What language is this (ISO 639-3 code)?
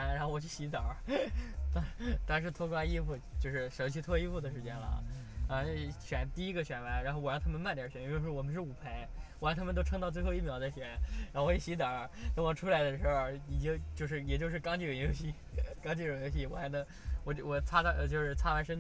zho